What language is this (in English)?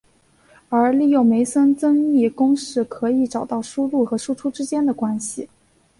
Chinese